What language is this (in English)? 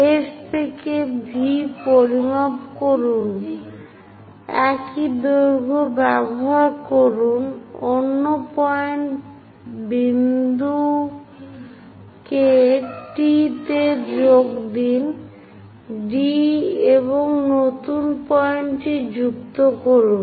Bangla